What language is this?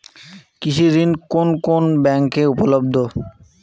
Bangla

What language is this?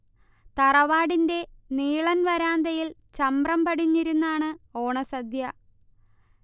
Malayalam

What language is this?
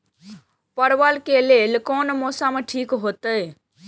Maithili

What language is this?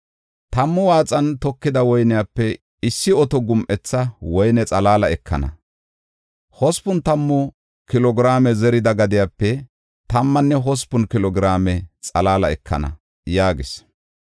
Gofa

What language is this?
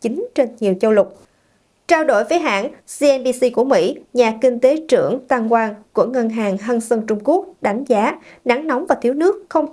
Vietnamese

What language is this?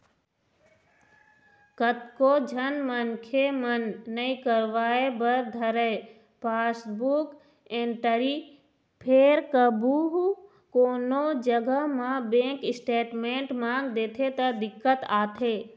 Chhattisgarhi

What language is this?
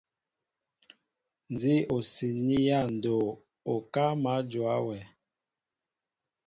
Mbo (Cameroon)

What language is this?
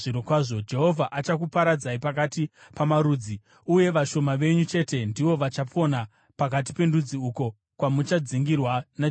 Shona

